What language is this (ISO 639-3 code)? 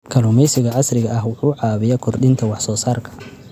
som